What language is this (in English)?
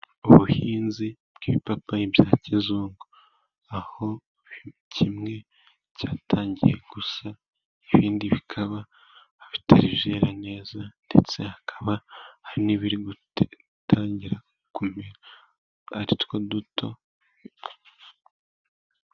Kinyarwanda